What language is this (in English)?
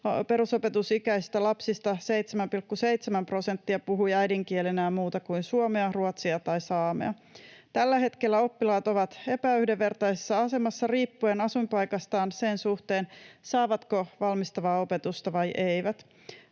Finnish